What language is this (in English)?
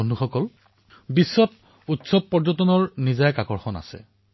Assamese